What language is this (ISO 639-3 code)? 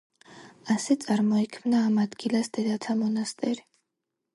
kat